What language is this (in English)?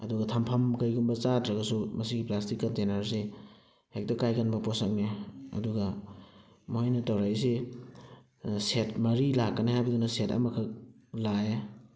Manipuri